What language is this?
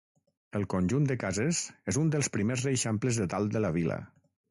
Catalan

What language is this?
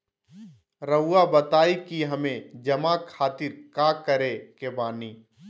Magahi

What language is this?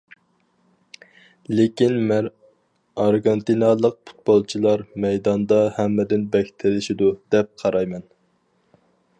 Uyghur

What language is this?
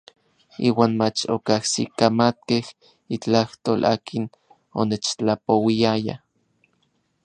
Orizaba Nahuatl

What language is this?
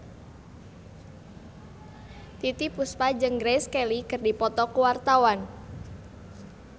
Sundanese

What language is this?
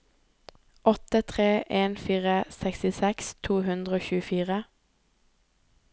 Norwegian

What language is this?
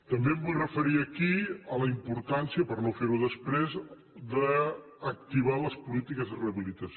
Catalan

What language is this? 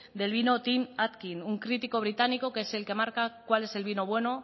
Spanish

